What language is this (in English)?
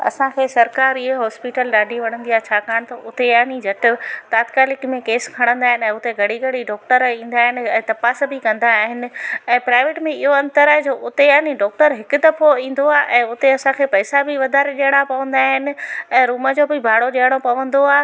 Sindhi